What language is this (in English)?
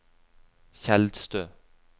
Norwegian